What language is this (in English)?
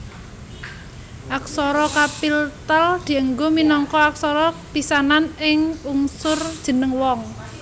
Javanese